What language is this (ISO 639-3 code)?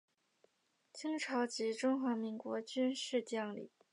zho